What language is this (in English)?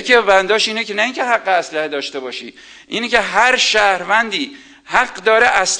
Persian